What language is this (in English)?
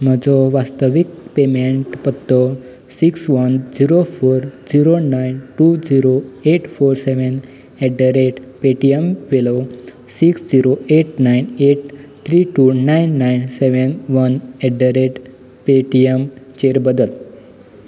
Konkani